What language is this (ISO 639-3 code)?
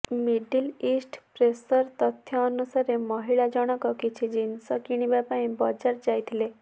ori